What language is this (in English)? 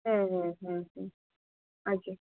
Odia